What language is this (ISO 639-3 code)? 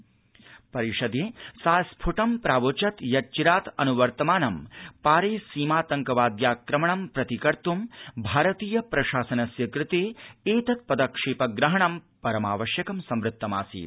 san